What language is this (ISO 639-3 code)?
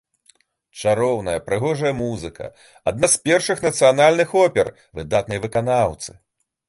bel